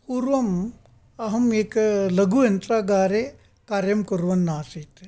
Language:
Sanskrit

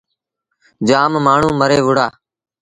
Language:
Sindhi Bhil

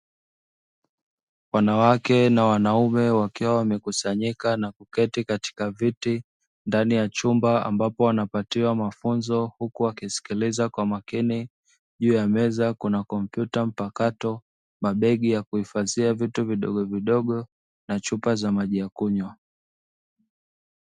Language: Swahili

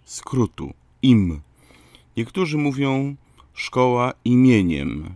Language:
Polish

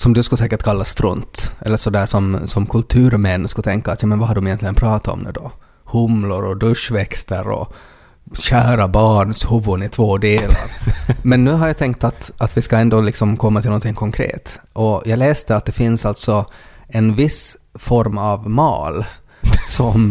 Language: Swedish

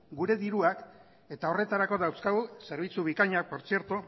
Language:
Basque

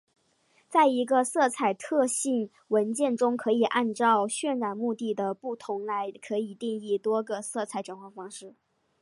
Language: Chinese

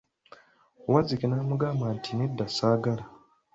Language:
Ganda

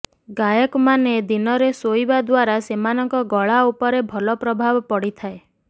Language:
Odia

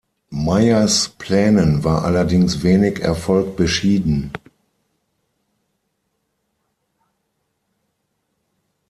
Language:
German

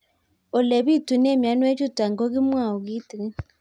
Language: Kalenjin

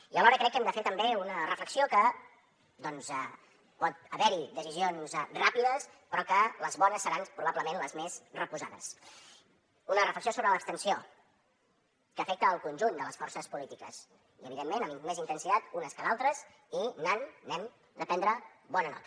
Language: Catalan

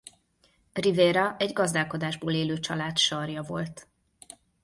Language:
Hungarian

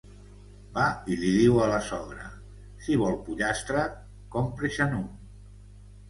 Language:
Catalan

